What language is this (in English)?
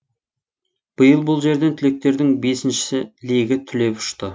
Kazakh